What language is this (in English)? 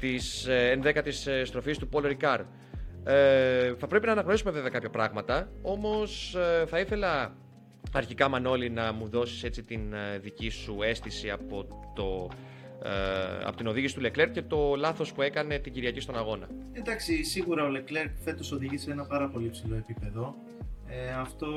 Greek